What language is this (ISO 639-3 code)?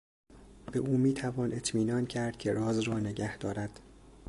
fas